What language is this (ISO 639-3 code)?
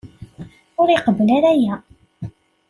kab